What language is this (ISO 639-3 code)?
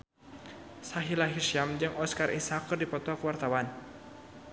sun